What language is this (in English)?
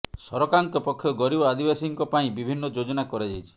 Odia